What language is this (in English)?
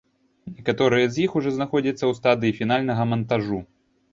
Belarusian